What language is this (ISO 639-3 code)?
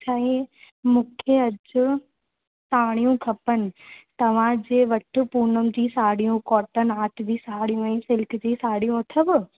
snd